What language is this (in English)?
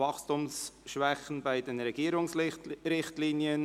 Swiss German